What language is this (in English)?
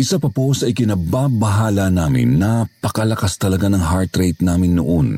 Filipino